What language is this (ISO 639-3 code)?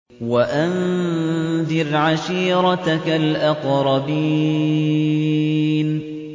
ara